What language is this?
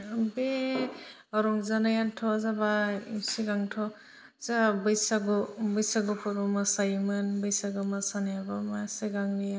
Bodo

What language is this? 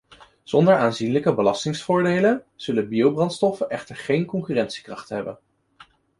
Dutch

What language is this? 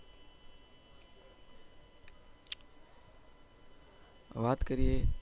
Gujarati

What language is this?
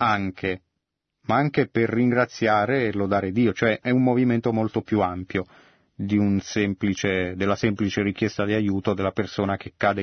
Italian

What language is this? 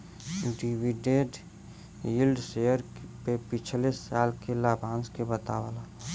Bhojpuri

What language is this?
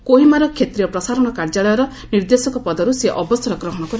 Odia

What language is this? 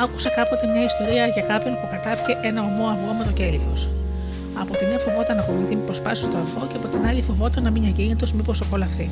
Greek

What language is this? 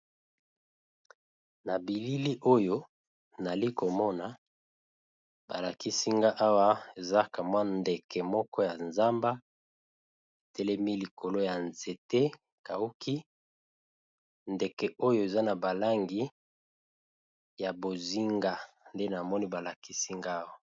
Lingala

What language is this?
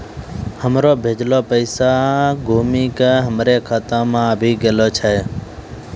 Maithili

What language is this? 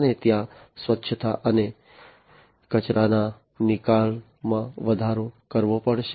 Gujarati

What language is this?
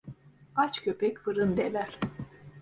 Turkish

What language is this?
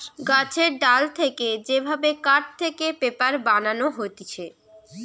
Bangla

